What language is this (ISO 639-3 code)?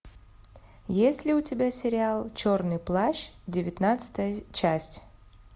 rus